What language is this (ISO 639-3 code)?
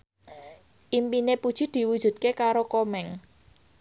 jav